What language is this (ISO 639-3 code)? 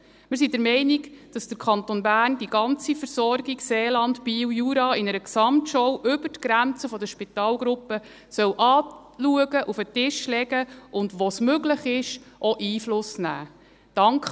gsw